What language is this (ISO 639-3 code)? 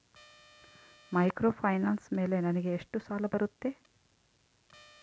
kan